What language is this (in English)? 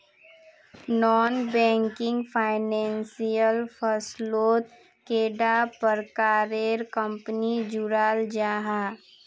Magahi